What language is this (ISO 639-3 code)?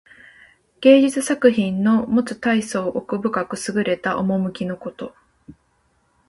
jpn